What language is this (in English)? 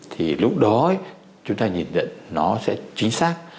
Vietnamese